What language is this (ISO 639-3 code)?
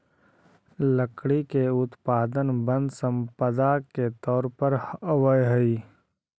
mag